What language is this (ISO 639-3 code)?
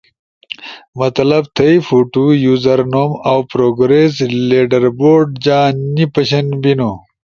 ush